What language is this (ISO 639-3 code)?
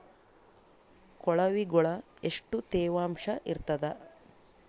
kan